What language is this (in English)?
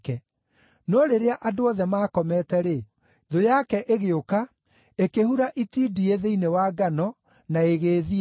Kikuyu